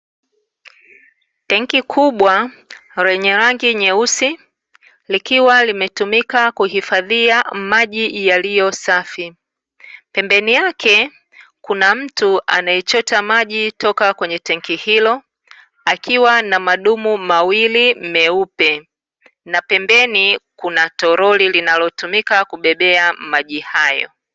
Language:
Swahili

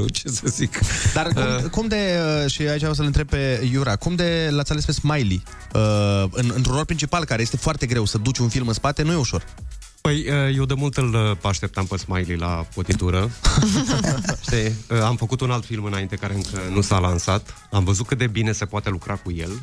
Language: Romanian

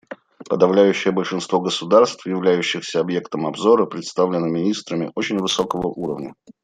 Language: Russian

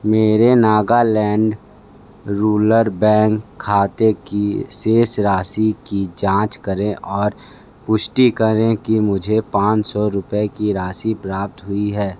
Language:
Hindi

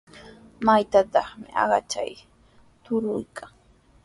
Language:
Sihuas Ancash Quechua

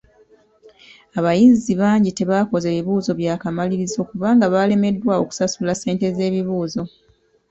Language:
Ganda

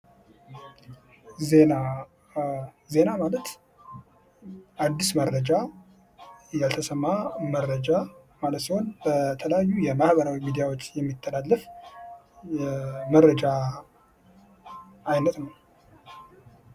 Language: Amharic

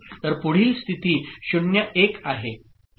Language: Marathi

